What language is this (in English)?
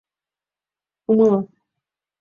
Mari